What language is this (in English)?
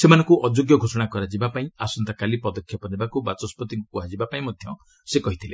Odia